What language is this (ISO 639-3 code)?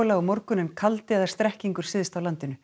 isl